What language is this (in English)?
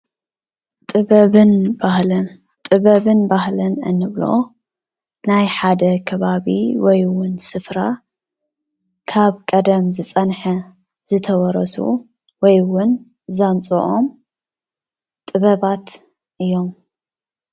Tigrinya